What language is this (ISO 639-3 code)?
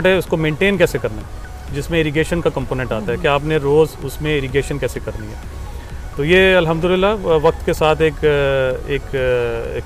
urd